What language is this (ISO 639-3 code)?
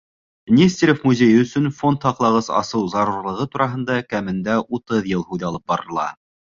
bak